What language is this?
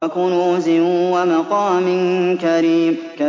Arabic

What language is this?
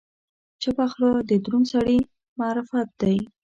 Pashto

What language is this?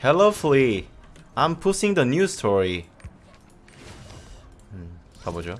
Korean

